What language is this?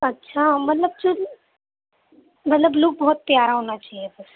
Urdu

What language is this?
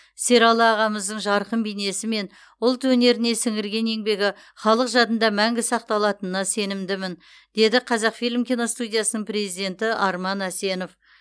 Kazakh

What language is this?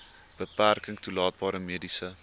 Afrikaans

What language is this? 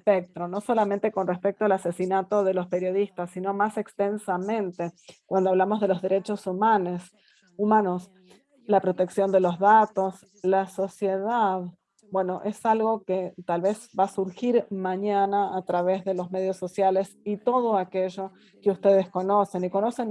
Spanish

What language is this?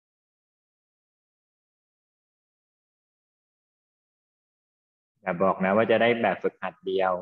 Thai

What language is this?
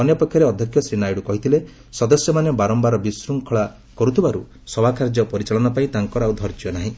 Odia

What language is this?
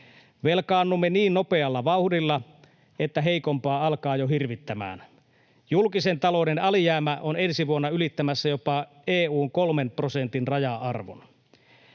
Finnish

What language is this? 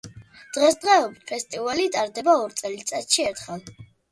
Georgian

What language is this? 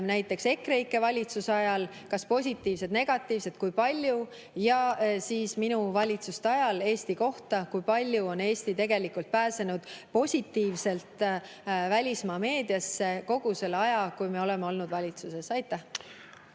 Estonian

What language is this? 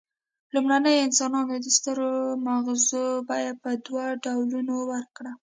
Pashto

